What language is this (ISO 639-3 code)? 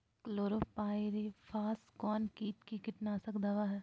mag